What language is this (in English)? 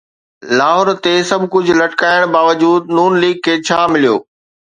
Sindhi